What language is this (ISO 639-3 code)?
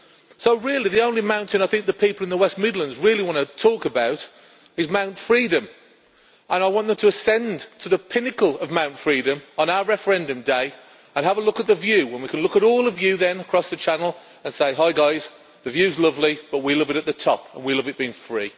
eng